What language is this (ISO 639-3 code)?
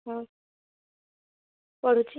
ori